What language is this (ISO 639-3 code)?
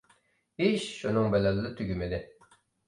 uig